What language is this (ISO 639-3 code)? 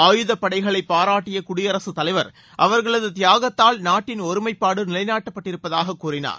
tam